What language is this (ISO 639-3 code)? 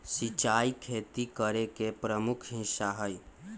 mag